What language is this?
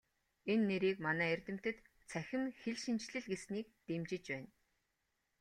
Mongolian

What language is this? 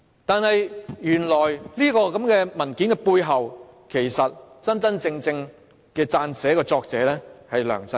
Cantonese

